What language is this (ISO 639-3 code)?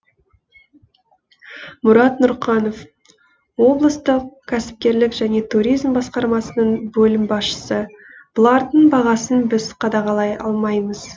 kaz